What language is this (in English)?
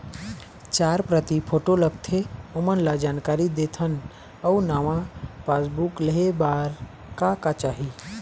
Chhattisgarhi